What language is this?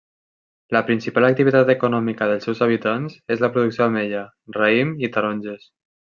Catalan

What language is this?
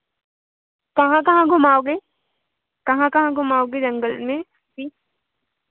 Hindi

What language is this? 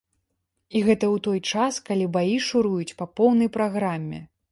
Belarusian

